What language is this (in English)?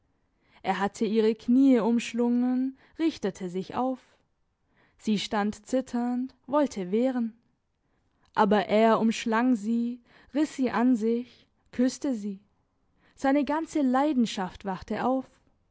German